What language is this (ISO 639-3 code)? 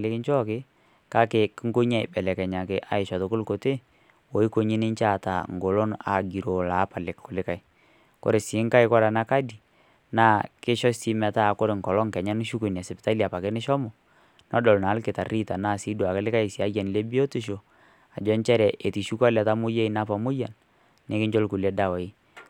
mas